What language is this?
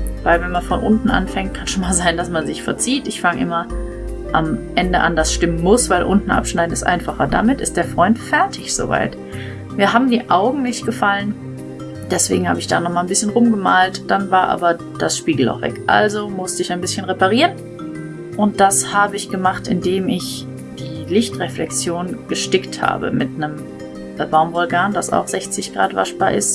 German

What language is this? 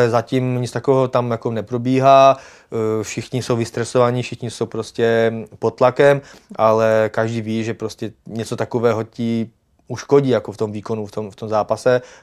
Czech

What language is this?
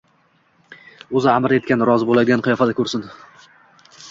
Uzbek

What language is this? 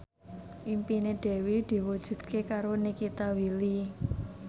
Javanese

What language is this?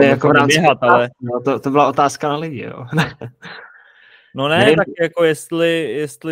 Czech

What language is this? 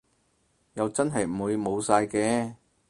Cantonese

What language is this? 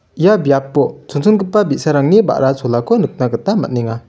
Garo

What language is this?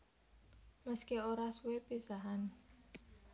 Javanese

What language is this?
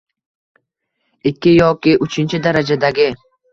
Uzbek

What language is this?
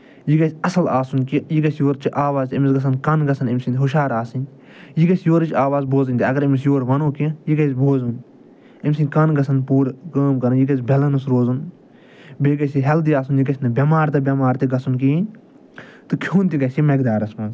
Kashmiri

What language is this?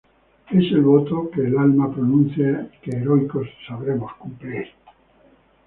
Spanish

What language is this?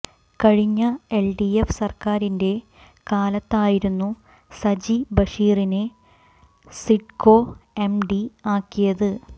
Malayalam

